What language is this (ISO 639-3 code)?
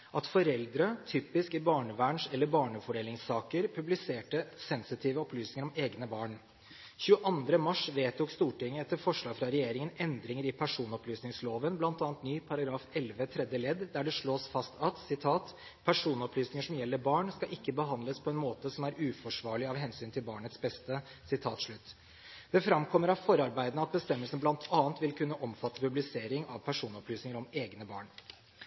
nob